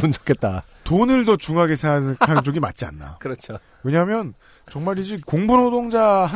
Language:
Korean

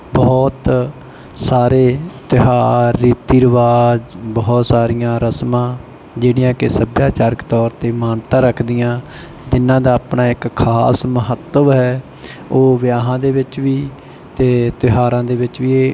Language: Punjabi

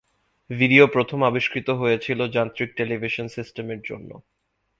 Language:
Bangla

